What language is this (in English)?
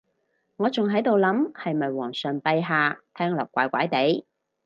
Cantonese